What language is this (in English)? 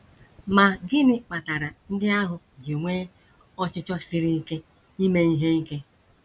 Igbo